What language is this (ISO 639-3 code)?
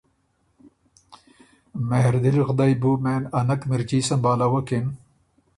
oru